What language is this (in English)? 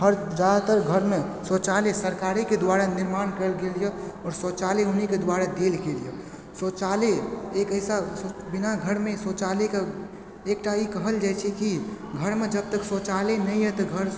Maithili